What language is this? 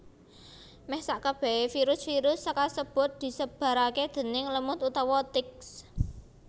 Javanese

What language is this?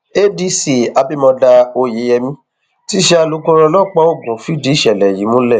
Yoruba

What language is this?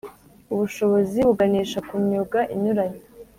Kinyarwanda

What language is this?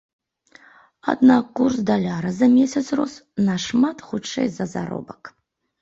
Belarusian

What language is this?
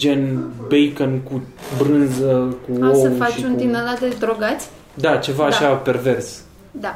Romanian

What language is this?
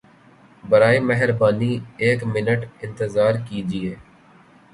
Urdu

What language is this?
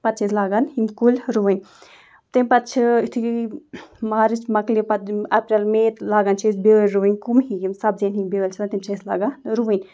Kashmiri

